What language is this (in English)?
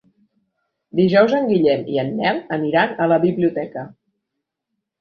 Catalan